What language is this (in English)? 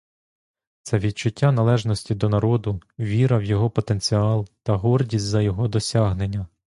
Ukrainian